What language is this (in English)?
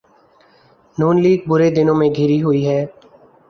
Urdu